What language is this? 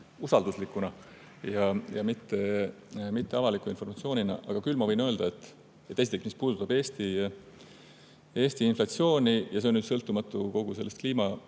Estonian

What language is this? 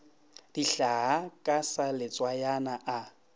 Northern Sotho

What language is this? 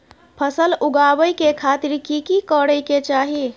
Maithili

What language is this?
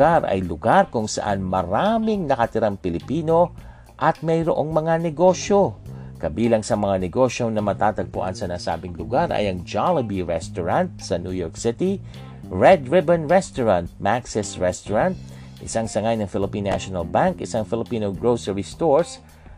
Filipino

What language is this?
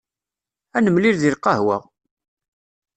Kabyle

